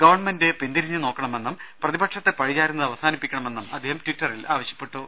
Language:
Malayalam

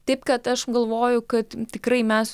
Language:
Lithuanian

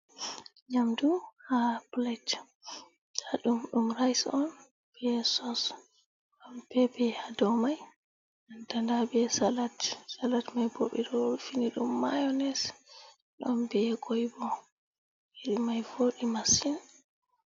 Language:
Fula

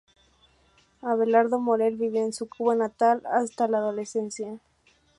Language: Spanish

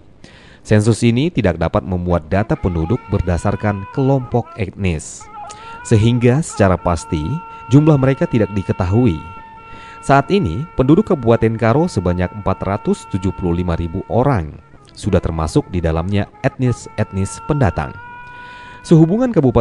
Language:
Indonesian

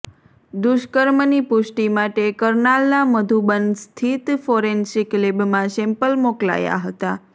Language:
Gujarati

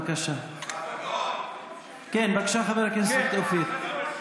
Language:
Hebrew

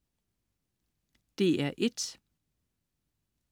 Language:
Danish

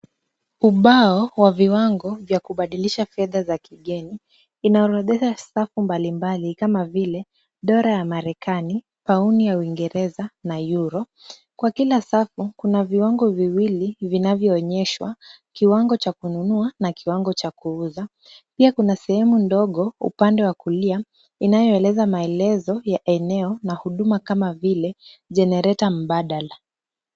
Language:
Swahili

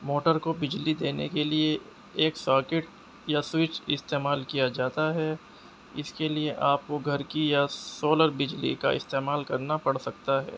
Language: Urdu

